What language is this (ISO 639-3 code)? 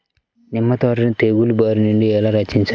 tel